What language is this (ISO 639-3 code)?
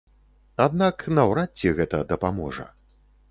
bel